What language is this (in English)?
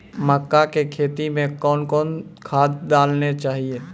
Maithili